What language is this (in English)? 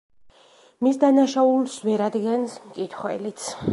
Georgian